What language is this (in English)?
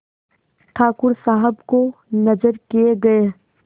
Hindi